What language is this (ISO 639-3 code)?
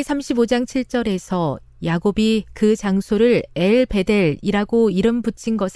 kor